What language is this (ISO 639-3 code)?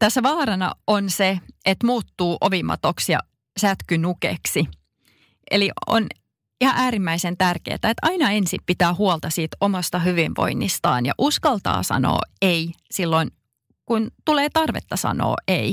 fin